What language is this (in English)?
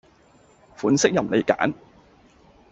Cantonese